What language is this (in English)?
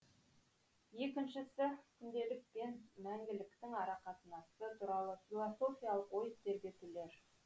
Kazakh